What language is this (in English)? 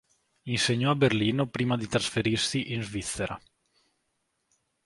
Italian